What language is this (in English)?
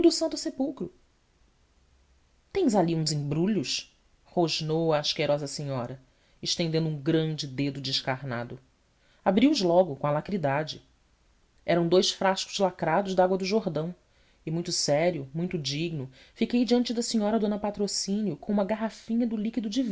Portuguese